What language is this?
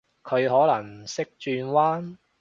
Cantonese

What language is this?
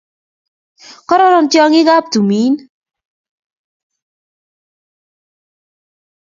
Kalenjin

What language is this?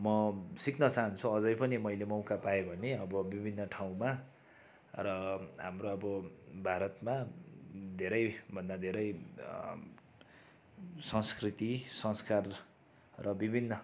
Nepali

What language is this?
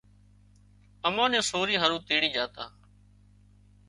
Wadiyara Koli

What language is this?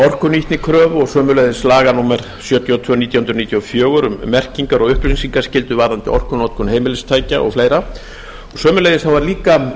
Icelandic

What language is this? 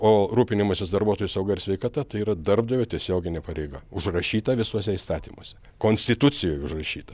Lithuanian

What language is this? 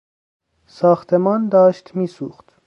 Persian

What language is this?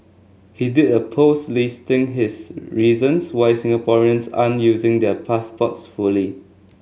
English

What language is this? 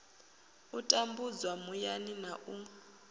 Venda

